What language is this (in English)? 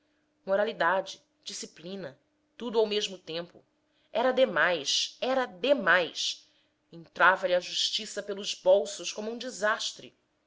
Portuguese